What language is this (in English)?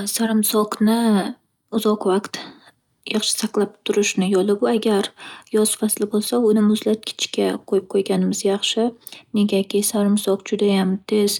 Uzbek